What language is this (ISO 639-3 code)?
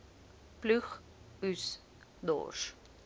afr